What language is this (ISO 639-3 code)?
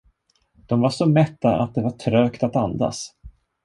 swe